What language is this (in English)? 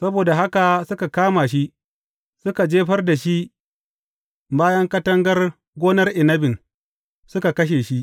Hausa